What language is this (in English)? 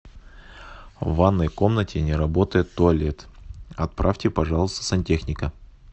Russian